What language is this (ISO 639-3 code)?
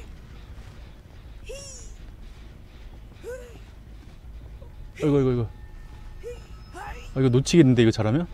kor